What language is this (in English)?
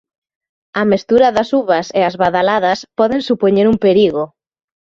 Galician